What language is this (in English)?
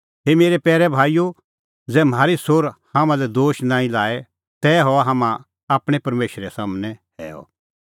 Kullu Pahari